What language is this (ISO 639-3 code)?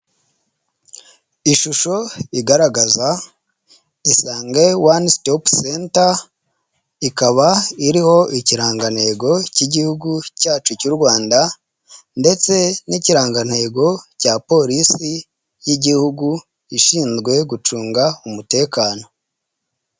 kin